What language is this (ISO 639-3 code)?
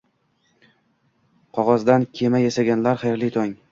uzb